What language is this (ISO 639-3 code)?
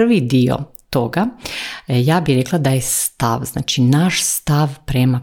hrv